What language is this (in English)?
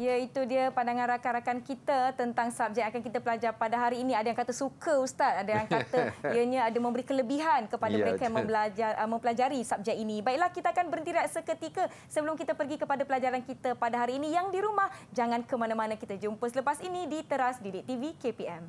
Malay